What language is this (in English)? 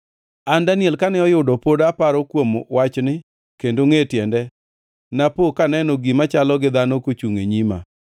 Luo (Kenya and Tanzania)